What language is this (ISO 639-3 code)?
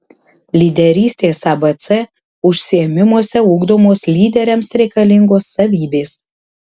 lit